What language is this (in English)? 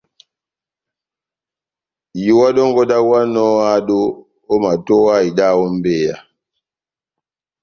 Batanga